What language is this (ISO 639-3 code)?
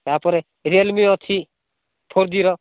ori